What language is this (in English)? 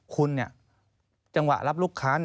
Thai